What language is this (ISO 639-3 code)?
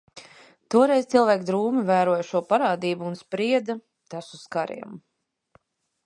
lav